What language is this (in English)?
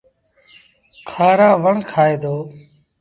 Sindhi Bhil